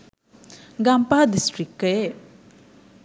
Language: Sinhala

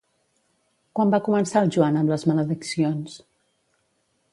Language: Catalan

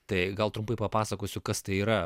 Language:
Lithuanian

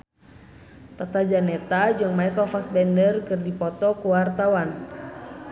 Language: Sundanese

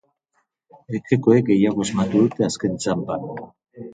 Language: Basque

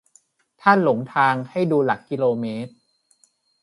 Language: Thai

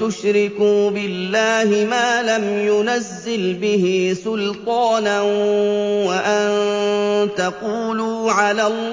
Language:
Arabic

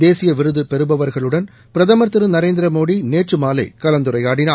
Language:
Tamil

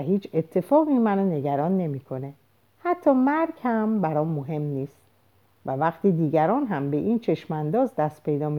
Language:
Persian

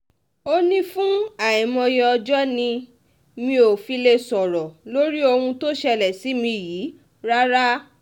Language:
Yoruba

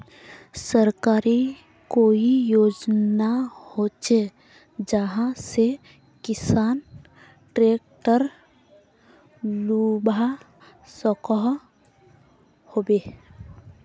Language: Magahi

